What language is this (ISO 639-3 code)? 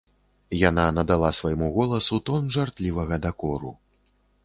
bel